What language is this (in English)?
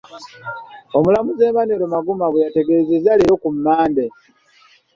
Ganda